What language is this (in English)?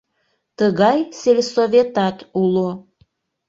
Mari